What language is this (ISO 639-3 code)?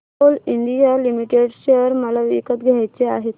mar